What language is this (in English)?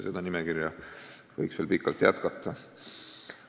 Estonian